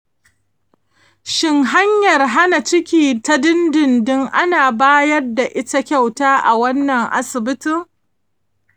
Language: Hausa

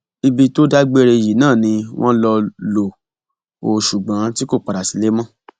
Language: Yoruba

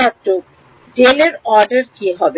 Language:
Bangla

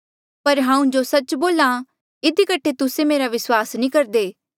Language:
Mandeali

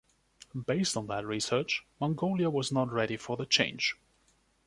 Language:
English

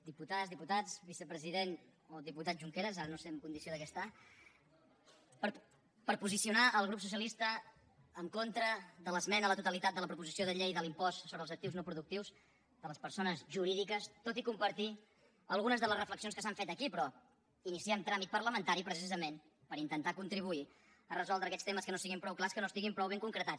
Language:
Catalan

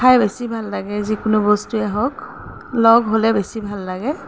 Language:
Assamese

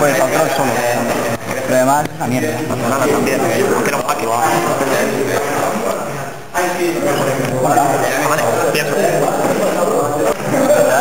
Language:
Spanish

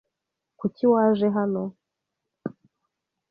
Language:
Kinyarwanda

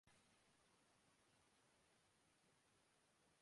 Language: Urdu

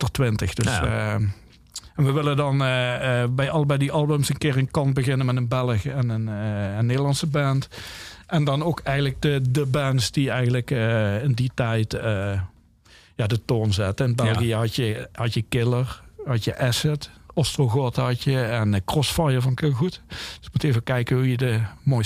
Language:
Dutch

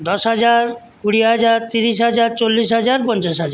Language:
Bangla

